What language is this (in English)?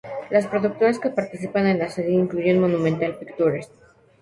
Spanish